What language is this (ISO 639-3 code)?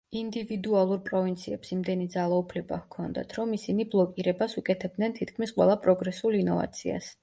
kat